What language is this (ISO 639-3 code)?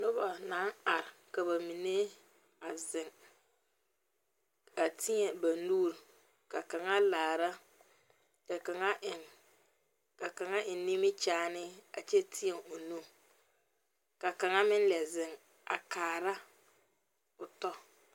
dga